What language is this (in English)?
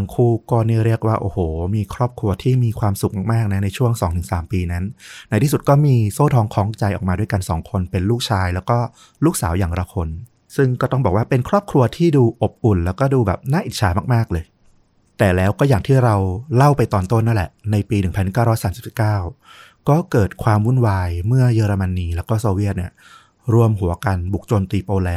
Thai